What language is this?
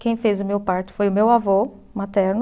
Portuguese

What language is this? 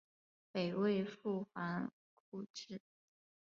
Chinese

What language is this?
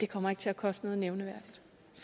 Danish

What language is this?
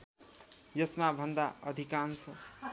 Nepali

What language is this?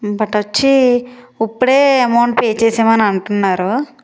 Telugu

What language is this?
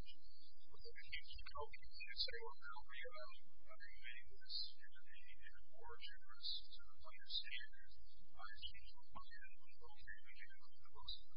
English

